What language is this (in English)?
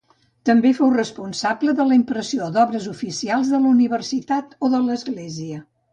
Catalan